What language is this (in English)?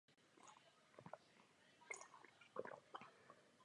Czech